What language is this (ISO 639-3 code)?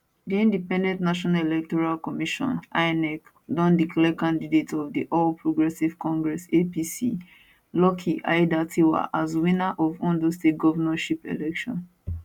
pcm